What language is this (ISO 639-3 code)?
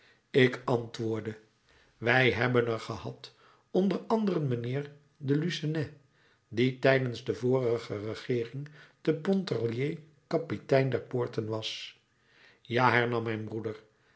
nld